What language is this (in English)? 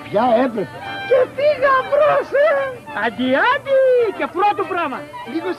Greek